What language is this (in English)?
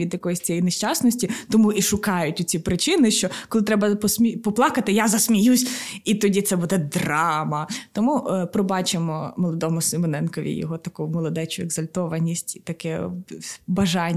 Ukrainian